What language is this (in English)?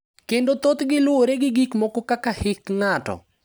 Luo (Kenya and Tanzania)